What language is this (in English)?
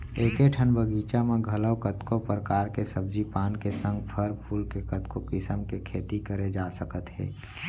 Chhattisgarhi